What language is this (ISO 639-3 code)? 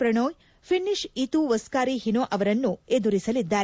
kan